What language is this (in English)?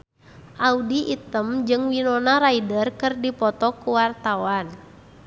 Sundanese